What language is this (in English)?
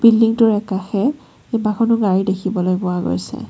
Assamese